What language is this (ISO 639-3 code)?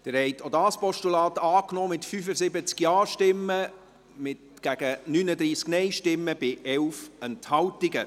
gsw